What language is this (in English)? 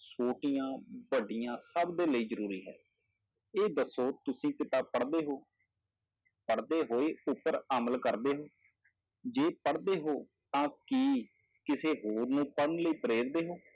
Punjabi